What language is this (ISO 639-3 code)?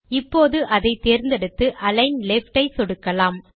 tam